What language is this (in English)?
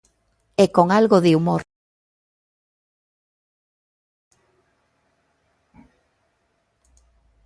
Galician